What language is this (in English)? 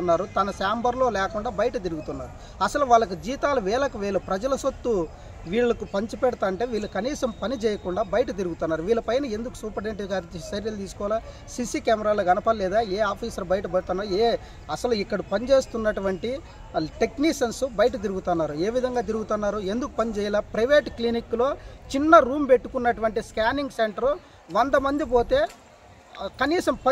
Telugu